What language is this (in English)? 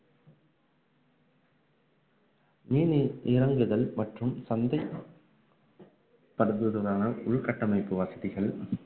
Tamil